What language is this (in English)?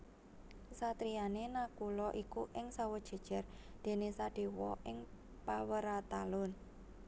Javanese